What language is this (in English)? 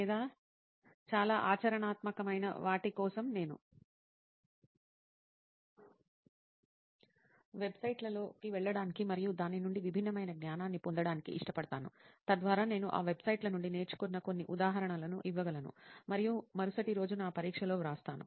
Telugu